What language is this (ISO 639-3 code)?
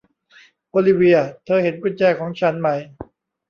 tha